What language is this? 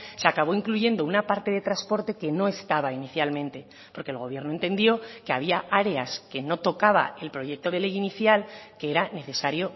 Spanish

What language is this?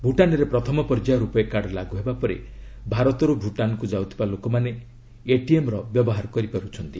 Odia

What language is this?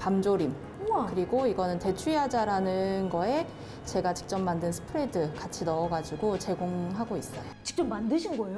Korean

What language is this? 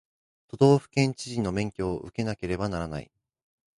Japanese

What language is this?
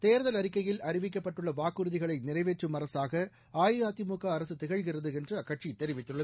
Tamil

